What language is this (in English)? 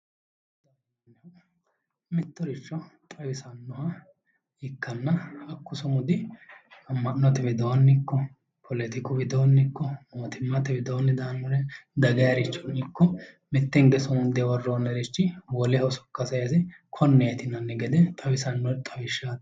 Sidamo